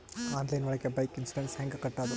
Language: Kannada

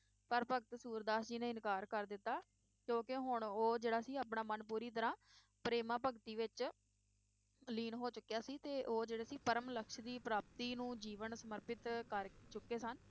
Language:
Punjabi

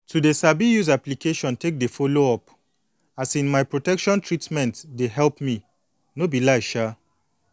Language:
Nigerian Pidgin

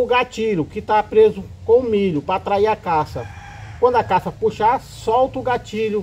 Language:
Portuguese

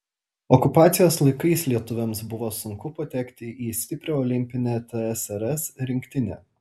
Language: Lithuanian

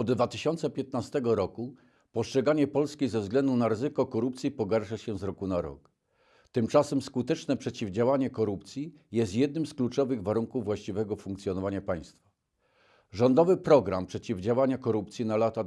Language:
Polish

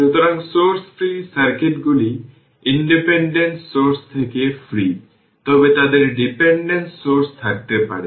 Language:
Bangla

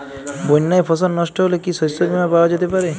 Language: Bangla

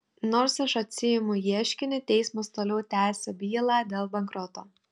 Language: Lithuanian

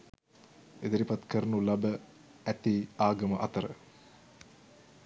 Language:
Sinhala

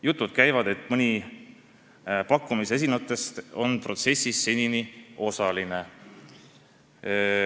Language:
Estonian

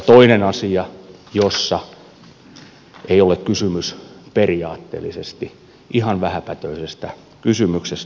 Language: Finnish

